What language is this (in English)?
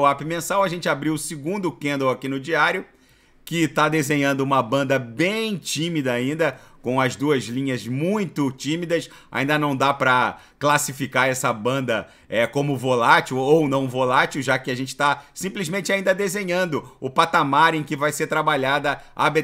Portuguese